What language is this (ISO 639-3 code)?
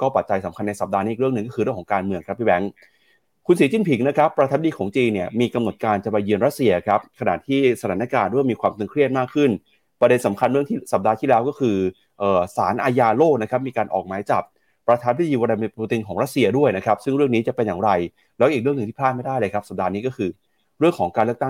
tha